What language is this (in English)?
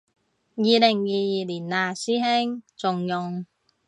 Cantonese